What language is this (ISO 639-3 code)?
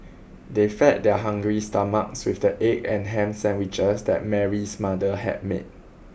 eng